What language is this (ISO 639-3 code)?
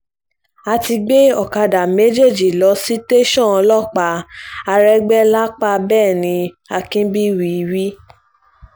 yor